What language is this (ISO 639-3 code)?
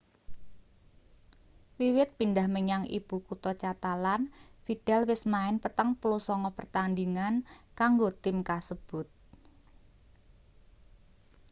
jav